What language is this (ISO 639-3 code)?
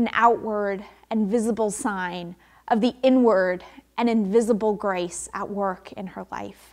eng